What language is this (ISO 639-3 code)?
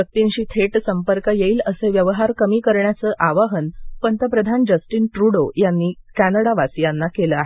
mar